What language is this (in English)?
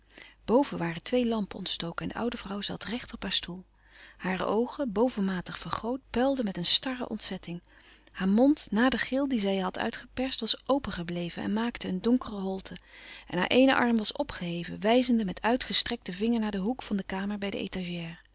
Dutch